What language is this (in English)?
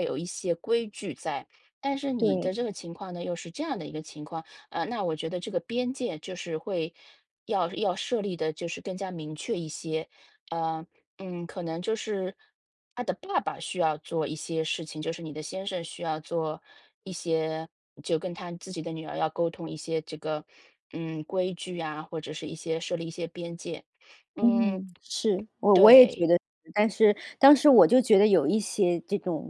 Chinese